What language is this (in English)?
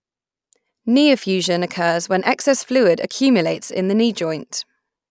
English